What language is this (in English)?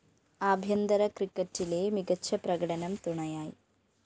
Malayalam